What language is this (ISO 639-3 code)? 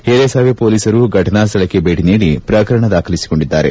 kan